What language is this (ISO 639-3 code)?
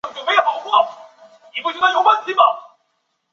zho